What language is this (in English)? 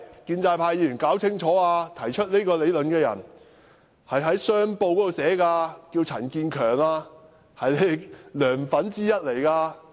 Cantonese